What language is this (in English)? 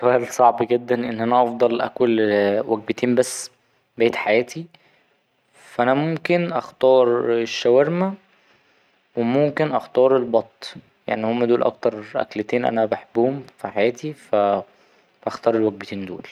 Egyptian Arabic